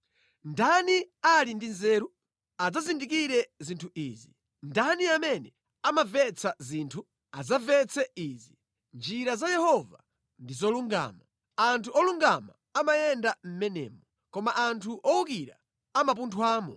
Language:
Nyanja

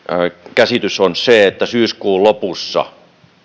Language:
Finnish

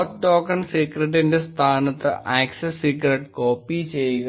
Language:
Malayalam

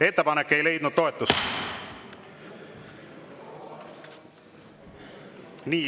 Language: Estonian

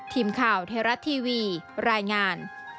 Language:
Thai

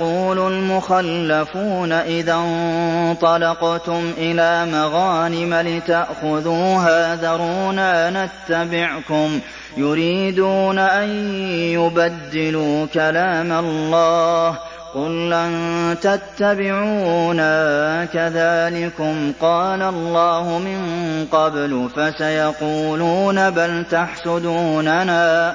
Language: Arabic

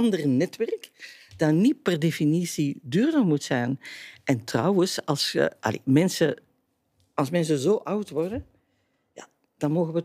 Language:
Dutch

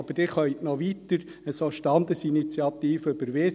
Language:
Swiss German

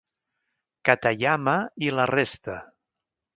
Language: Catalan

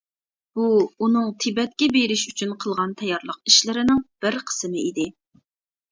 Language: Uyghur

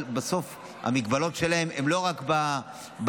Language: Hebrew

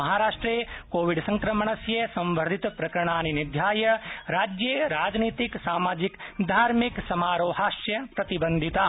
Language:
Sanskrit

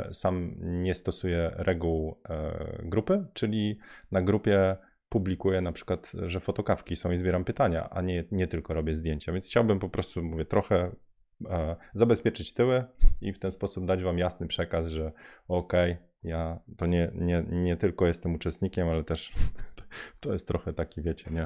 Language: Polish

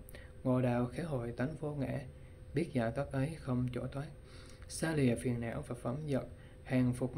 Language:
Vietnamese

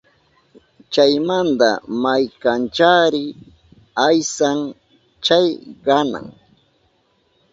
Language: Southern Pastaza Quechua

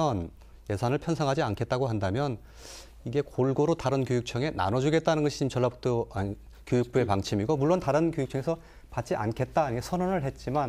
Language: Korean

